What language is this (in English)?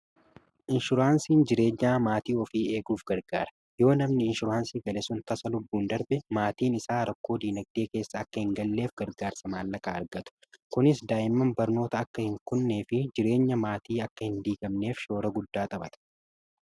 Oromo